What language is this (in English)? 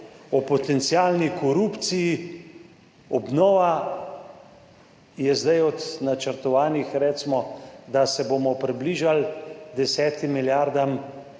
Slovenian